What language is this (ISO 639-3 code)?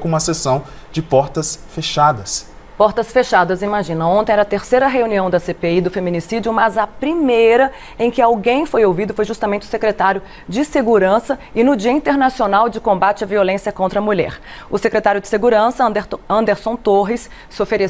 por